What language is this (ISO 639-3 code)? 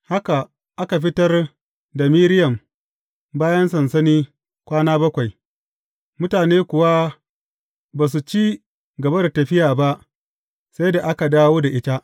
hau